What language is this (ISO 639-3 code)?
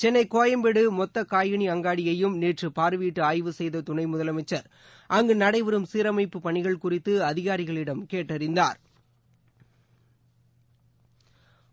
tam